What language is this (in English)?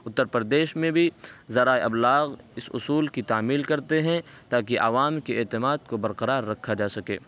Urdu